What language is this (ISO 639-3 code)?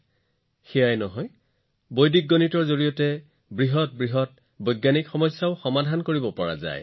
asm